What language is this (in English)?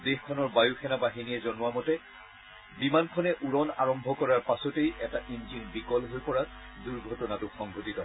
Assamese